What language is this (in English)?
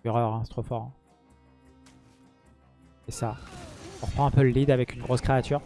French